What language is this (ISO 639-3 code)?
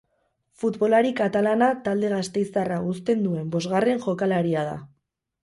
eus